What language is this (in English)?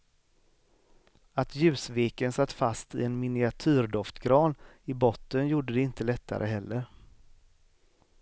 Swedish